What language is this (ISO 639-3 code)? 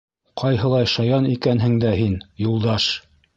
bak